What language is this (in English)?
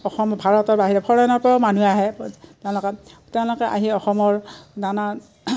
Assamese